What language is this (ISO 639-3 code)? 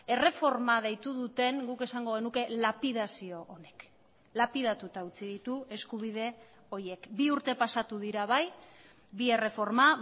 eus